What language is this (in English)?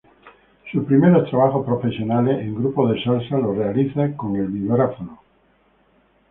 Spanish